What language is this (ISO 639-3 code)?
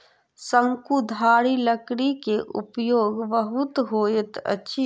mai